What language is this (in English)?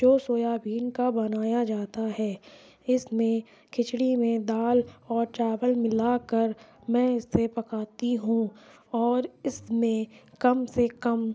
Urdu